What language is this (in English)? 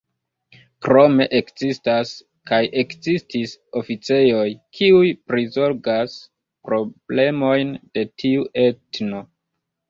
Esperanto